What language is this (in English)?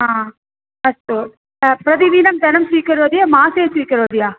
Sanskrit